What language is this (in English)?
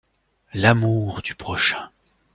French